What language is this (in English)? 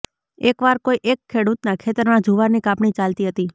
Gujarati